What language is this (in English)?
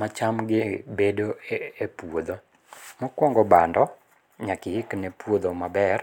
Luo (Kenya and Tanzania)